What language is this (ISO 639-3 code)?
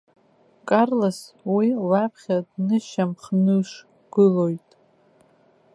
abk